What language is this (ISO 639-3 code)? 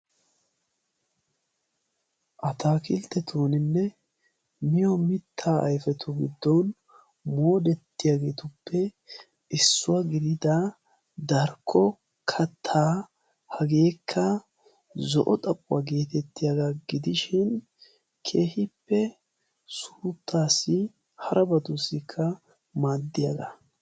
wal